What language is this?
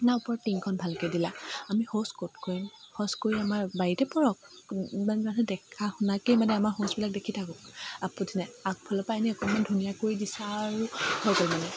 Assamese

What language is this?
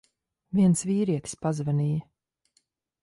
Latvian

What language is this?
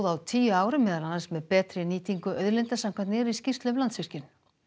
Icelandic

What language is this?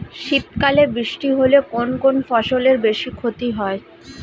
Bangla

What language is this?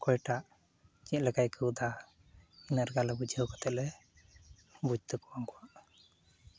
Santali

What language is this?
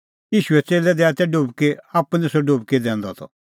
Kullu Pahari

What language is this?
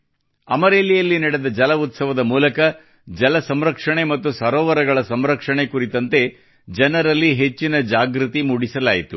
Kannada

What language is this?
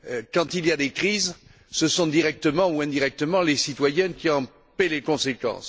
French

